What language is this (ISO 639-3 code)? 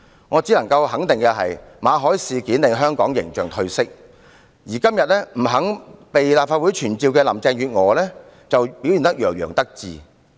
yue